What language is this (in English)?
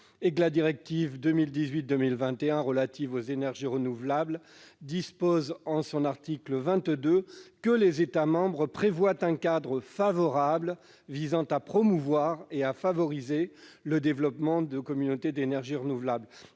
French